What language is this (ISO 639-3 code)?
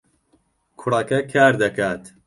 ckb